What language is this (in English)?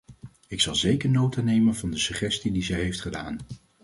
Dutch